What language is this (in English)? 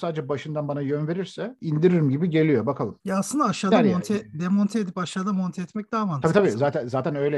Turkish